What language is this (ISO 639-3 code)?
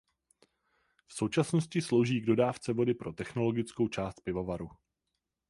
ces